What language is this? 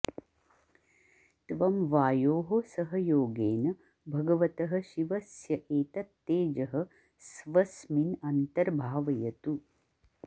Sanskrit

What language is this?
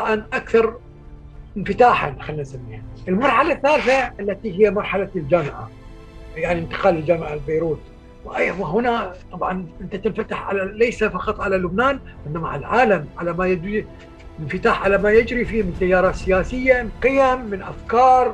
Arabic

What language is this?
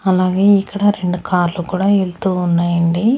Telugu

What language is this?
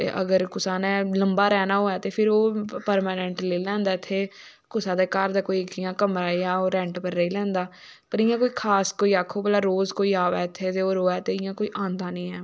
Dogri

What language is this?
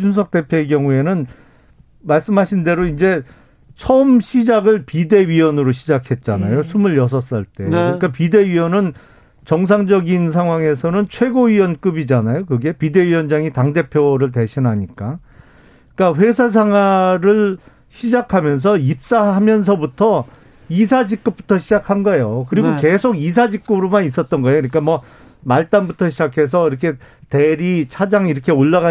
Korean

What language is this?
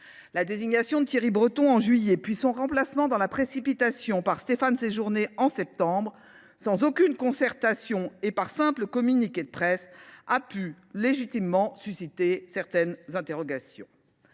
French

